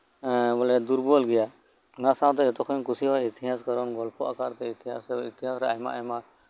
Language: Santali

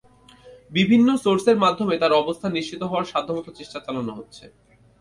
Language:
Bangla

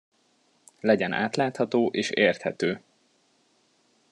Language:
Hungarian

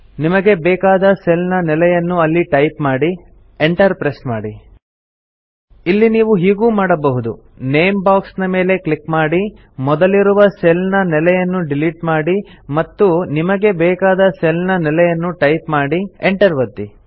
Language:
Kannada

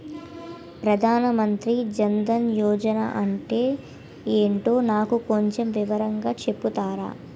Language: Telugu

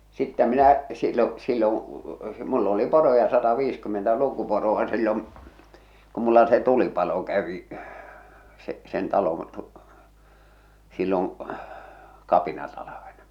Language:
Finnish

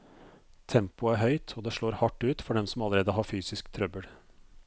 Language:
Norwegian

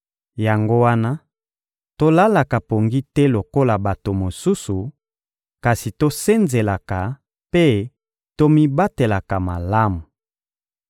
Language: Lingala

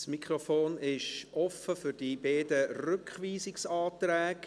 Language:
Swiss German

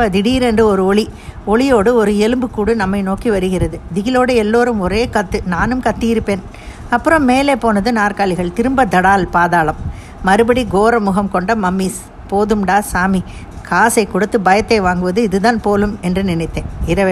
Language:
Tamil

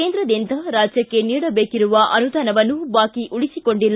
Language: Kannada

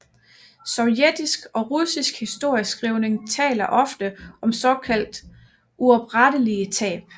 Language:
Danish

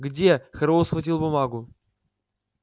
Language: Russian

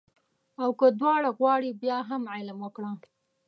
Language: Pashto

